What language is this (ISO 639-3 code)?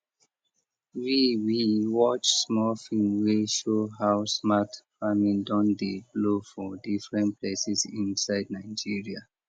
pcm